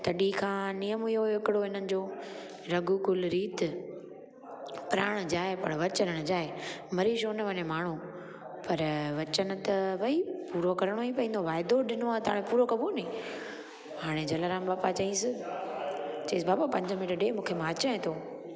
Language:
Sindhi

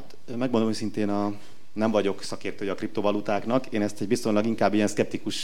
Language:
Hungarian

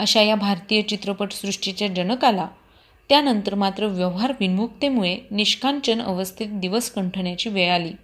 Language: Marathi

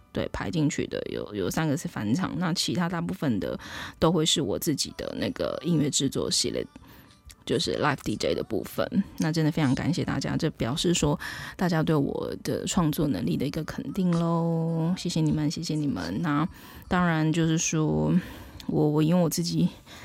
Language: Chinese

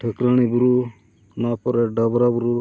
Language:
Santali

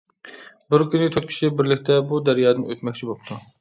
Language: Uyghur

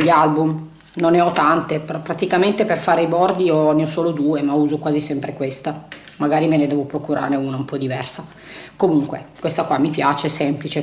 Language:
Italian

